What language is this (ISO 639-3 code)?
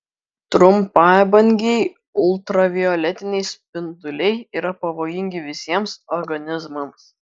lit